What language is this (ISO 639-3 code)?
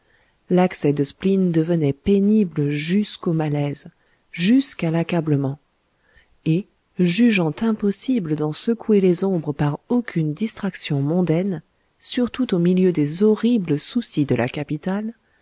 fra